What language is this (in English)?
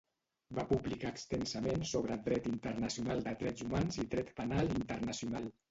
Catalan